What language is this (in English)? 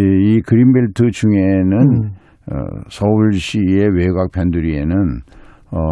Korean